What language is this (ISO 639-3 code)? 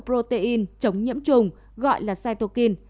vie